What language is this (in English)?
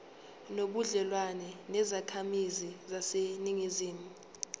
Zulu